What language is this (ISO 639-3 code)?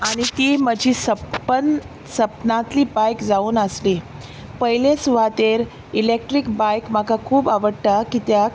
kok